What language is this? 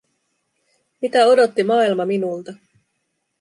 Finnish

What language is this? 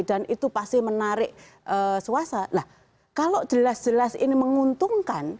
Indonesian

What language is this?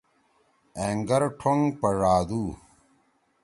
Torwali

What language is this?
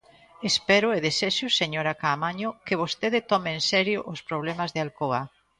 Galician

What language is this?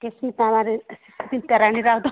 Odia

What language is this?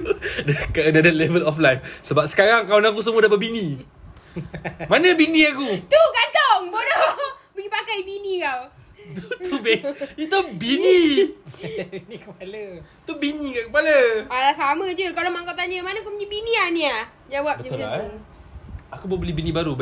Malay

